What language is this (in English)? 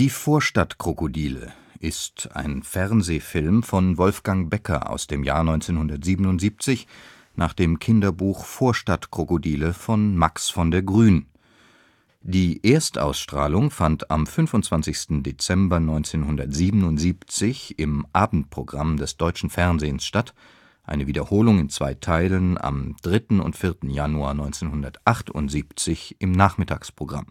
German